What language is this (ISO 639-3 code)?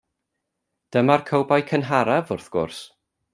cym